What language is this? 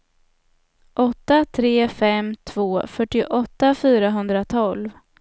Swedish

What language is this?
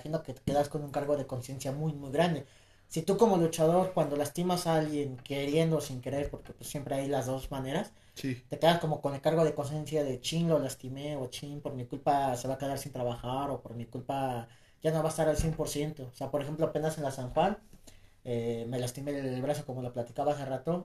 Spanish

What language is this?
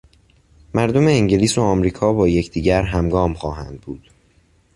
Persian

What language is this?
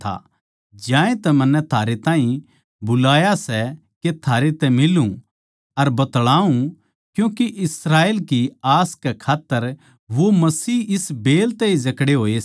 Haryanvi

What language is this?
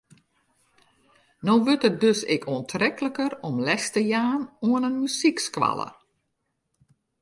Western Frisian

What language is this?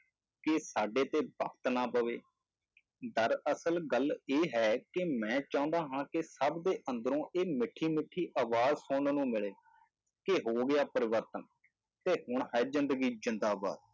Punjabi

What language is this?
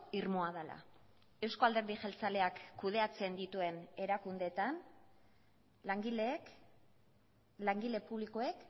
Basque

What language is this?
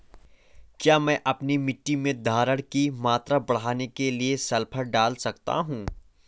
Hindi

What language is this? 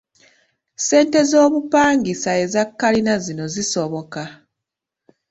Ganda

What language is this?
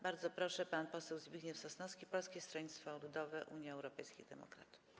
Polish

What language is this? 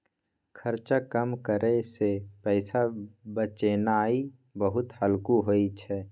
Maithili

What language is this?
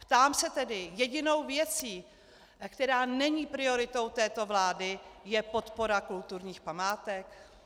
Czech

